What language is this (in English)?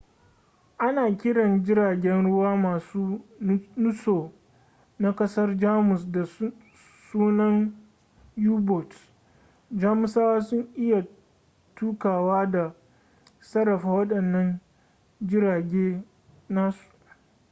Hausa